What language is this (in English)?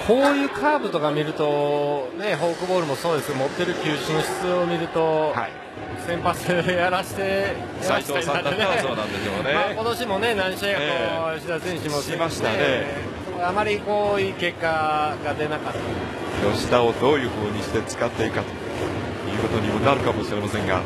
Japanese